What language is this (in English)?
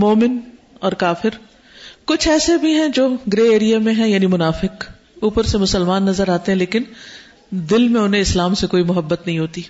Urdu